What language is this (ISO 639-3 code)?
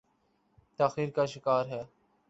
urd